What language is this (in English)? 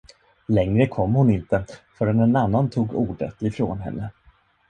Swedish